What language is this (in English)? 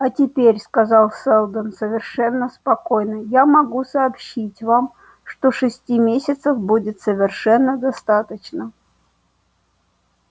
Russian